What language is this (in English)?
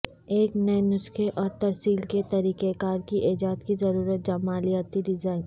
Urdu